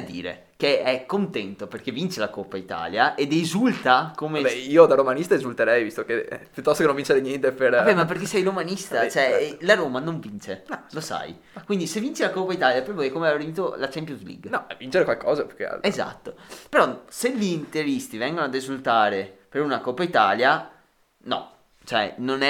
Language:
Italian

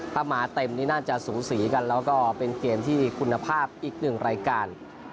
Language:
Thai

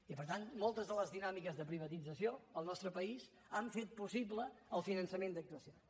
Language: Catalan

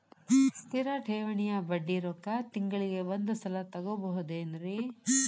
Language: Kannada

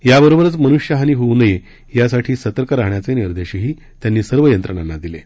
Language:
Marathi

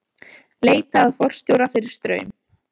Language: Icelandic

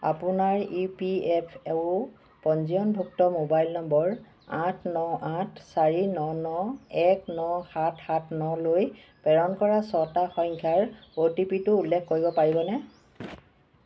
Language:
Assamese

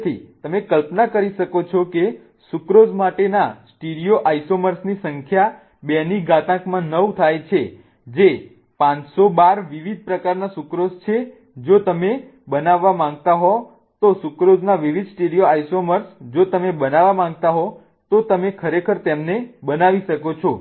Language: Gujarati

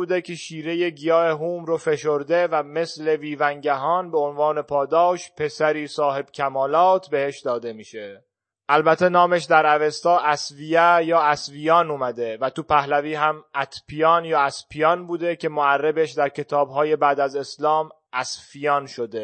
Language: Persian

